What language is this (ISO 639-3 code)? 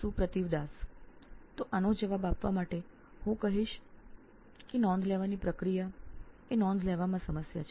guj